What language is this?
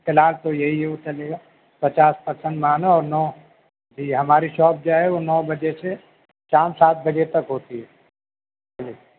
Urdu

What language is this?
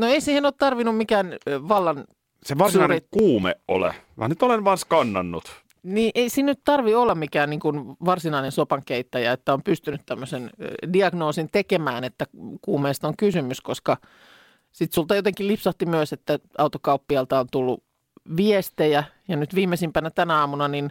Finnish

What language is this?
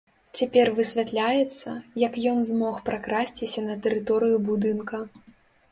Belarusian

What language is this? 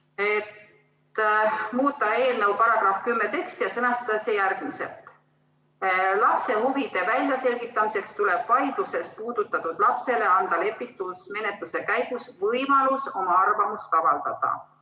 Estonian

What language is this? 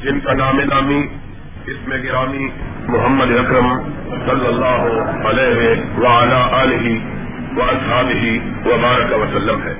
Urdu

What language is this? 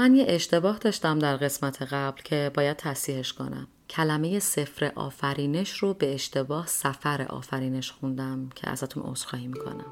Persian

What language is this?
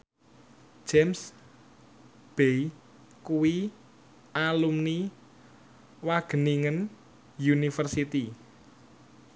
Javanese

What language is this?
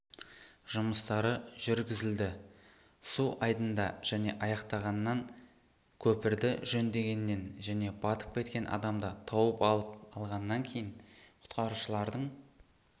Kazakh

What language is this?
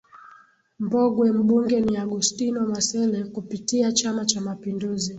Swahili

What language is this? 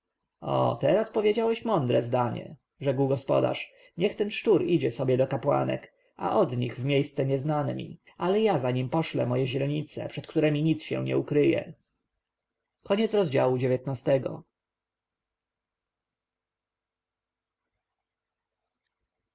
Polish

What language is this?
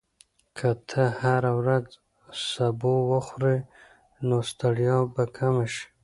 Pashto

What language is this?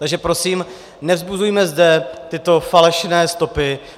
Czech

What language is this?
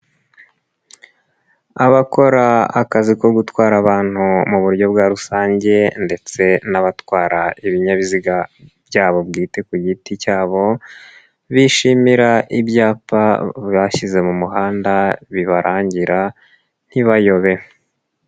Kinyarwanda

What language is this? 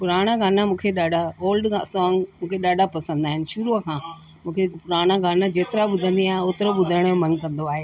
Sindhi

